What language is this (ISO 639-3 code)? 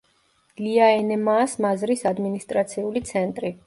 kat